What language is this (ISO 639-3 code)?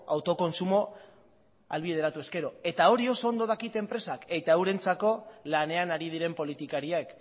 eus